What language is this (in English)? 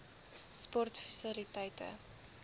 Afrikaans